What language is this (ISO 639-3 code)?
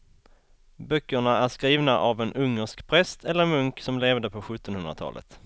swe